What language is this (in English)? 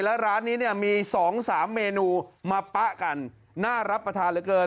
Thai